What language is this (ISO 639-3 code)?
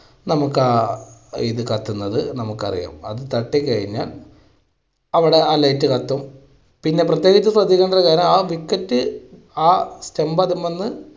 mal